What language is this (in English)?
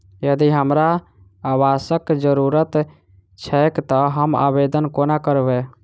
Maithili